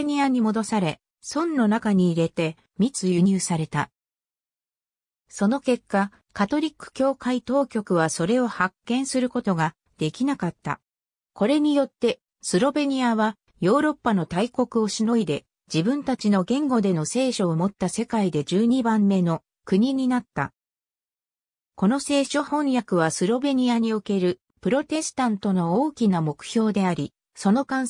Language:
Japanese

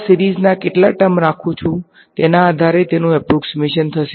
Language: Gujarati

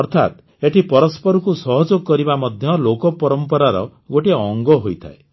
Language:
Odia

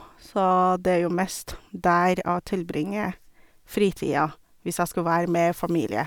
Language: Norwegian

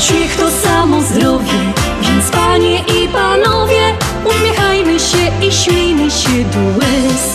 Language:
Polish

